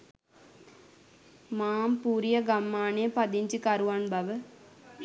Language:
Sinhala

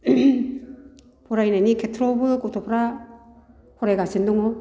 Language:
Bodo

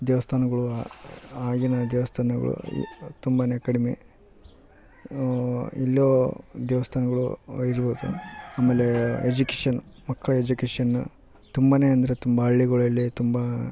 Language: Kannada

